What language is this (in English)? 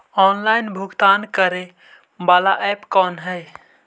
Magahi